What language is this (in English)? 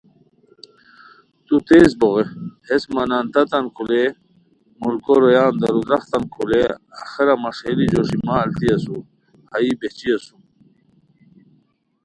Khowar